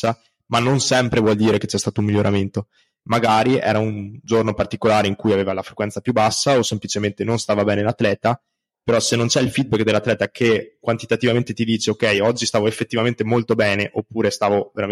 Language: Italian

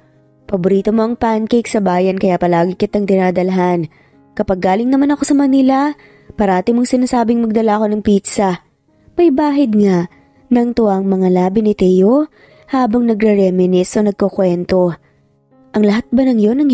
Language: Filipino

